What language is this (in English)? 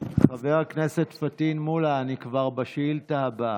Hebrew